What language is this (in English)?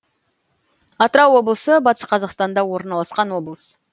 Kazakh